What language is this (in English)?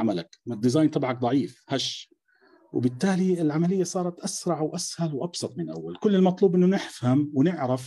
Arabic